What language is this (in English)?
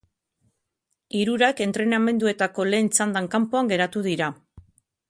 Basque